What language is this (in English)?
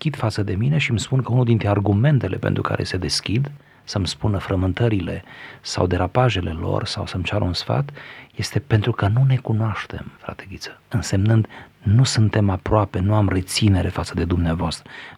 Romanian